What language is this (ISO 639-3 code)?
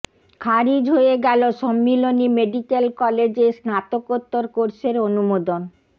ben